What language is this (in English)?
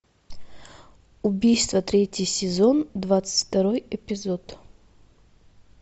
Russian